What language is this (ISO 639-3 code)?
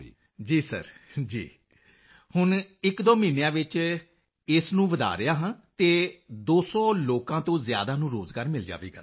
pan